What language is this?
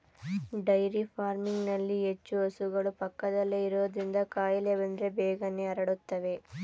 Kannada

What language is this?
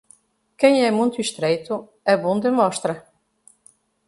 Portuguese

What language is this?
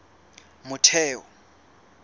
Southern Sotho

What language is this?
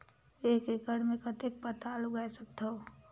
Chhattisgarhi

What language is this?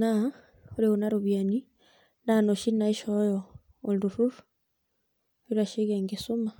Masai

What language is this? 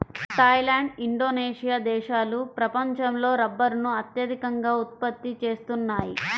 Telugu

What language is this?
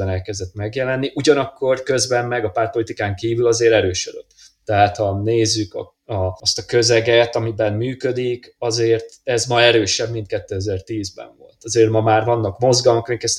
Hungarian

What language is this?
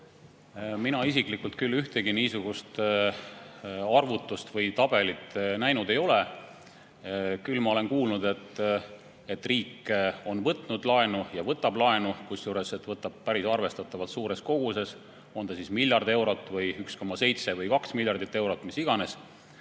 Estonian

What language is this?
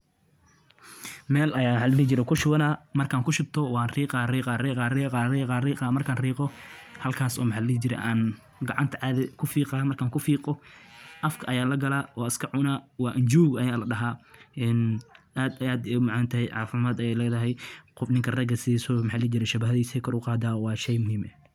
Somali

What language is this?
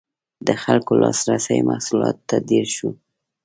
Pashto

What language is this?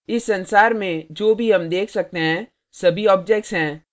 Hindi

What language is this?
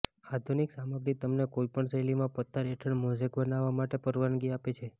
Gujarati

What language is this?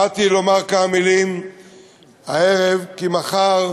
Hebrew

